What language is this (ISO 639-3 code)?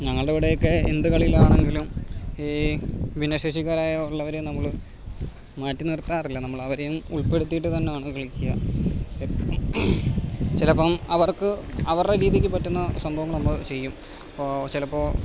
mal